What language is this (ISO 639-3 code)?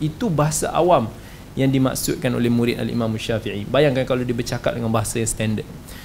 msa